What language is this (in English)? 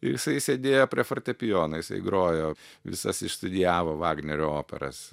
Lithuanian